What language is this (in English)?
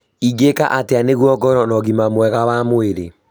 Kikuyu